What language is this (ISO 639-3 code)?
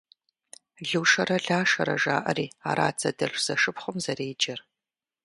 kbd